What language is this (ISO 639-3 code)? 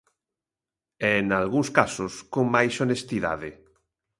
glg